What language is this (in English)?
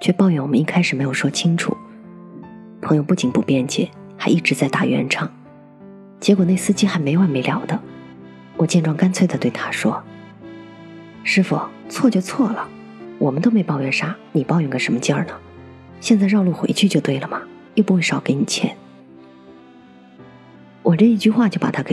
Chinese